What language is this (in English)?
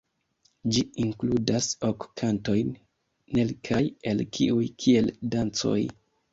Esperanto